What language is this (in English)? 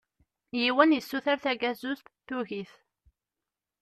Kabyle